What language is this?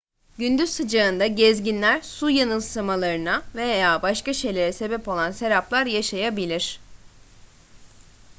Turkish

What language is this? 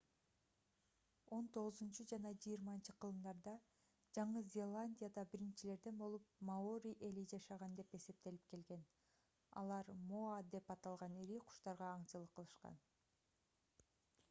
Kyrgyz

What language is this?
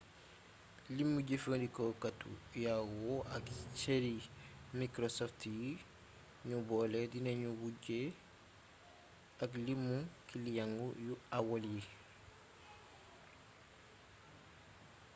Wolof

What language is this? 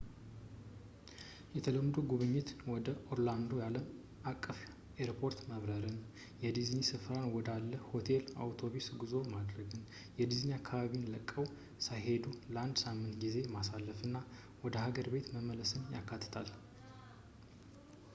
Amharic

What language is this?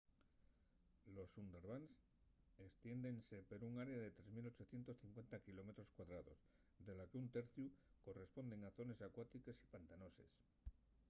Asturian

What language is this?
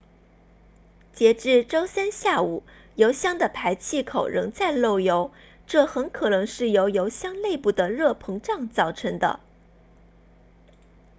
Chinese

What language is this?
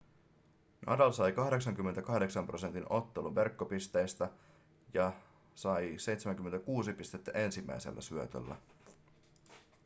Finnish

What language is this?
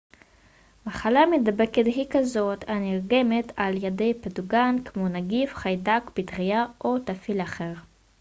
Hebrew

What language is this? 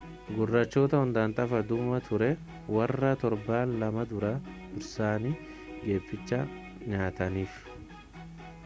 Oromo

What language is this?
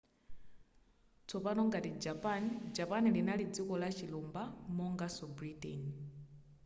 Nyanja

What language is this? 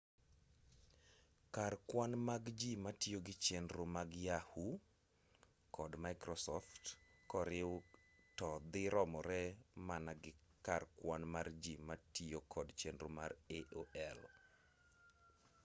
Luo (Kenya and Tanzania)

